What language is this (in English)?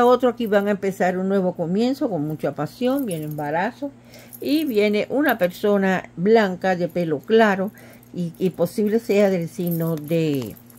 Spanish